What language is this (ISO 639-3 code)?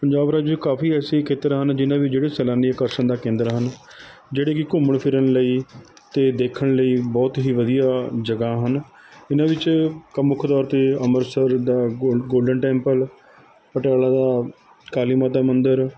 pan